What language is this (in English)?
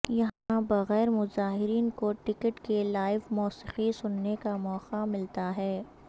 Urdu